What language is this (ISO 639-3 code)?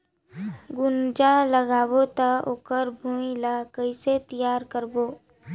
hne